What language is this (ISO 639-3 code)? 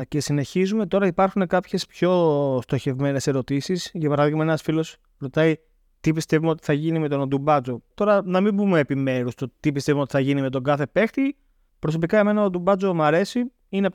ell